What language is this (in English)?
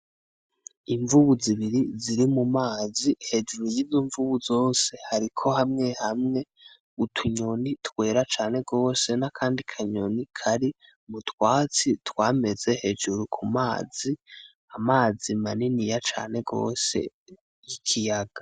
Rundi